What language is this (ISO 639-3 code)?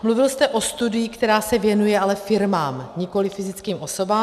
ces